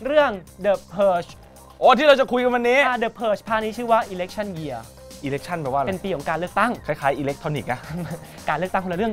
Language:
Thai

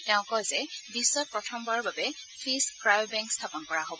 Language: Assamese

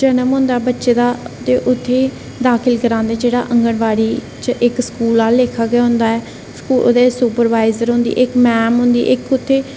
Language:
Dogri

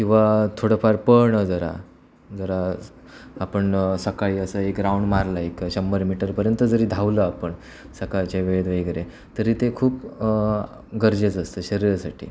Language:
Marathi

